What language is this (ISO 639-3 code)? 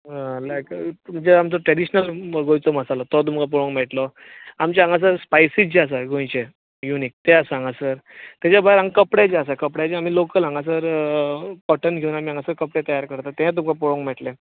kok